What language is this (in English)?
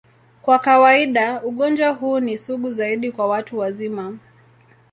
Swahili